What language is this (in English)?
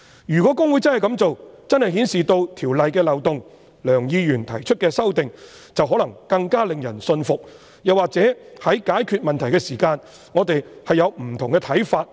Cantonese